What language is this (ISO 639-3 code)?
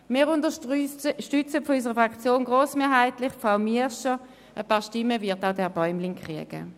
gsw